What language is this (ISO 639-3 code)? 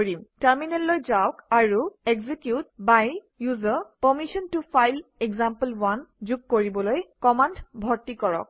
asm